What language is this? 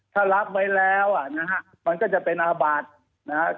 Thai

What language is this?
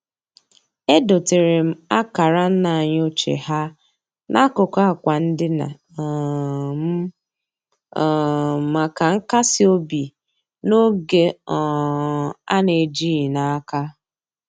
Igbo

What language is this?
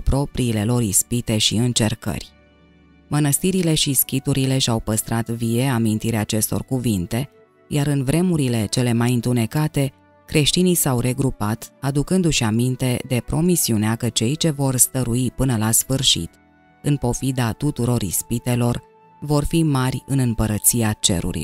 Romanian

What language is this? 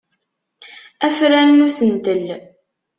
Kabyle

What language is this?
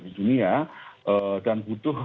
Indonesian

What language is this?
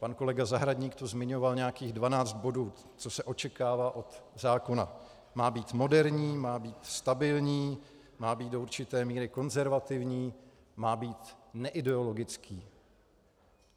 Czech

